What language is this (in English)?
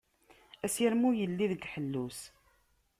Kabyle